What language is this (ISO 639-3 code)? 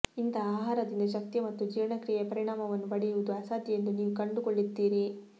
kan